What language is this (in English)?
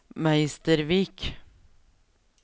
Norwegian